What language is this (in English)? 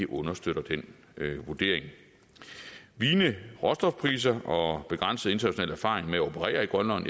Danish